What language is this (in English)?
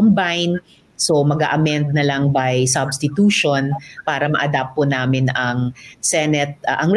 Filipino